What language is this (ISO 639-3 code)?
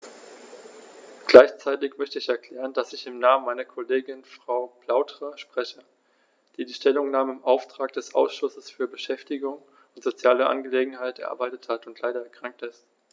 deu